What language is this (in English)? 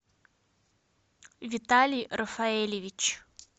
Russian